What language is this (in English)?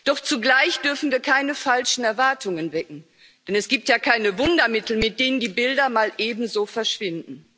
German